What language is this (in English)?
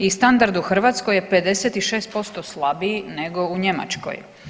Croatian